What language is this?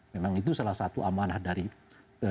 Indonesian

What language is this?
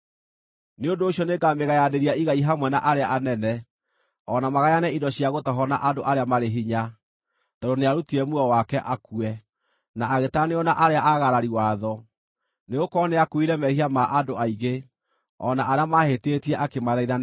Kikuyu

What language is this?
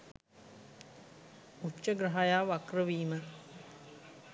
Sinhala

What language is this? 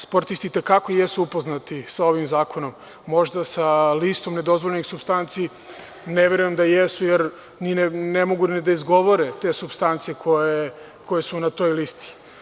Serbian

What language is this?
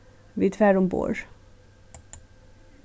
Faroese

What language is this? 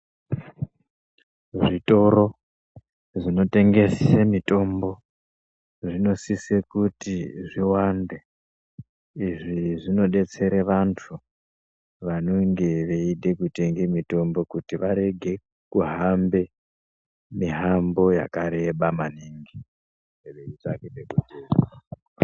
Ndau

